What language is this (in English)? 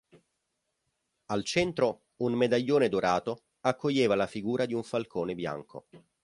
Italian